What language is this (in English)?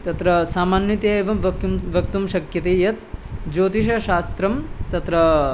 Sanskrit